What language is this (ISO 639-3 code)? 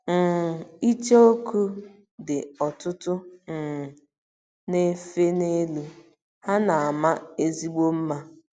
ibo